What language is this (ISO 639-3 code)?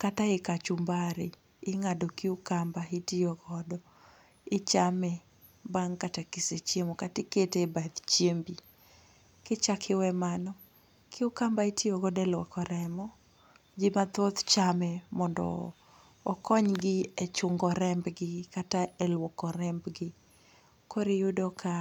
luo